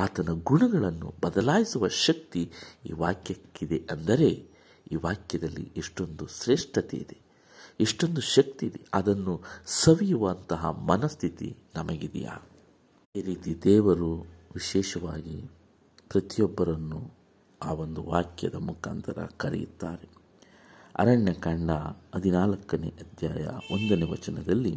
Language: Kannada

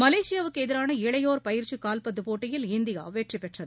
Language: Tamil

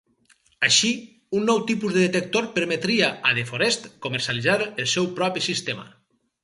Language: Catalan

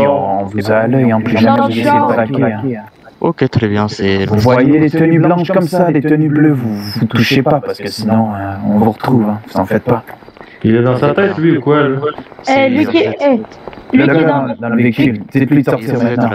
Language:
French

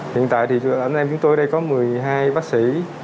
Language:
Vietnamese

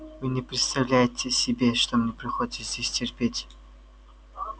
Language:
Russian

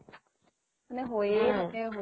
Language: Assamese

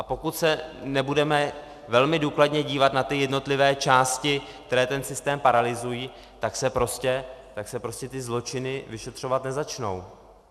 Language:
Czech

